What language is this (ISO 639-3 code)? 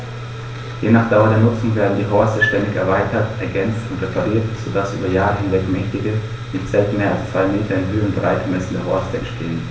deu